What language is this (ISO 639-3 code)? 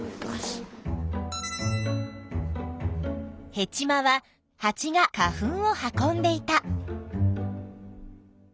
jpn